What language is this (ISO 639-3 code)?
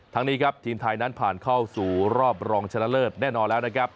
tha